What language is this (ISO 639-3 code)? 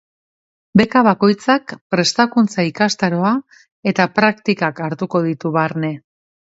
eus